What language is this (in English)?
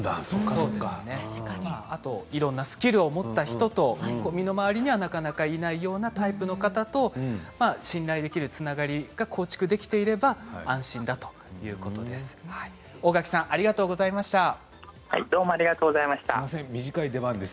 Japanese